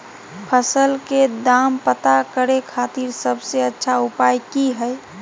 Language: Magahi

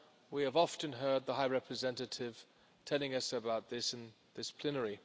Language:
English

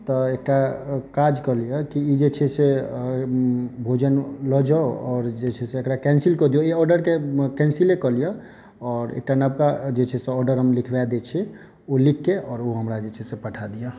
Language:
Maithili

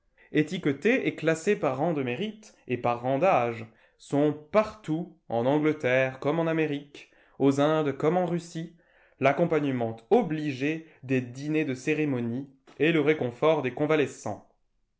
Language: French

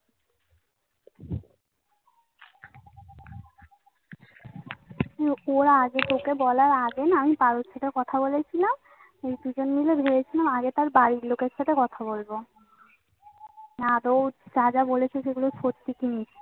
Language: Bangla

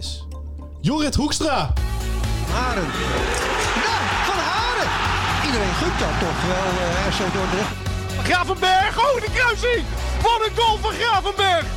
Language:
Dutch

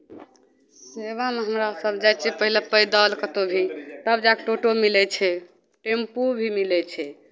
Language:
Maithili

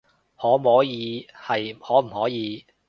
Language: Cantonese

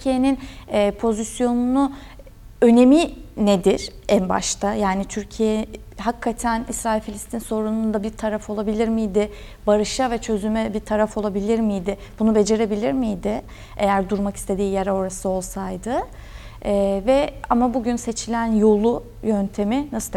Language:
Turkish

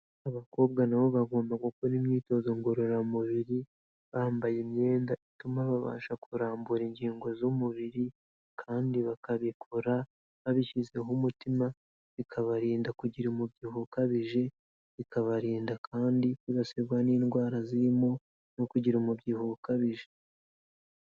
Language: Kinyarwanda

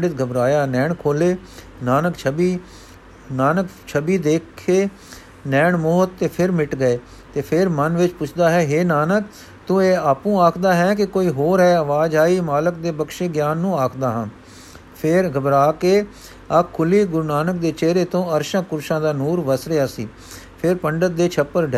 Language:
Punjabi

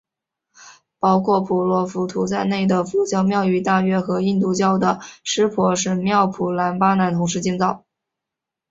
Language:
Chinese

